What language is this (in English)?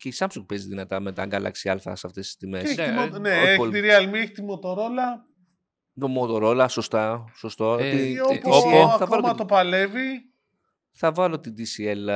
Greek